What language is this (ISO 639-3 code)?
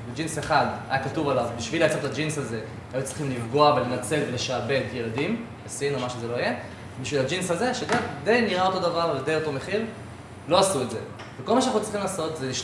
heb